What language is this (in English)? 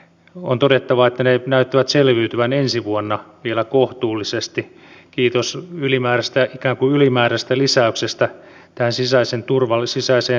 Finnish